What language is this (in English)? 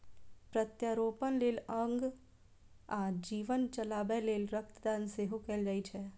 Maithili